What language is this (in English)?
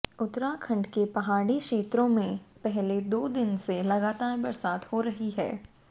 Hindi